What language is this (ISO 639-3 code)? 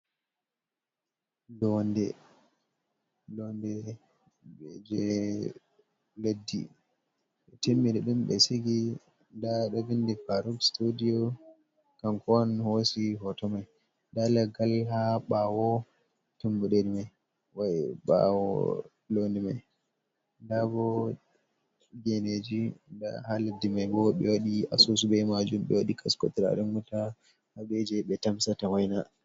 ful